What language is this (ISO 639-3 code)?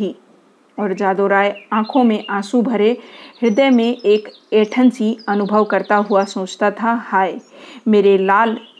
hin